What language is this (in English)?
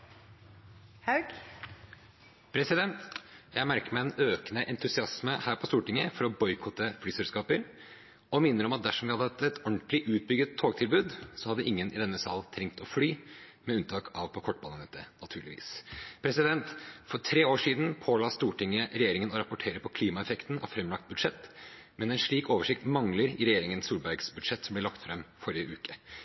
Norwegian Bokmål